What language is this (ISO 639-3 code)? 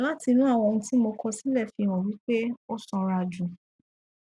yor